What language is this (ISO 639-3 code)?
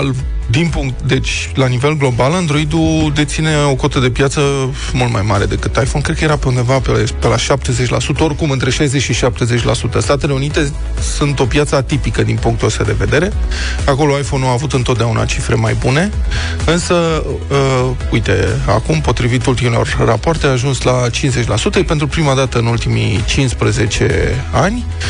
ron